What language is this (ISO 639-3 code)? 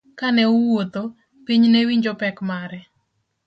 luo